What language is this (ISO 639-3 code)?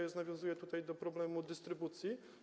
pol